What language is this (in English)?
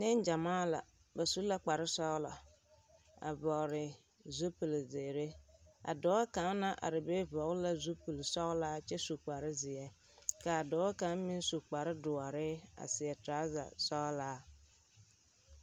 Southern Dagaare